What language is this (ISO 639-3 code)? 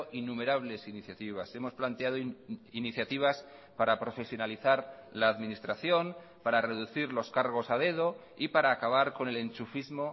spa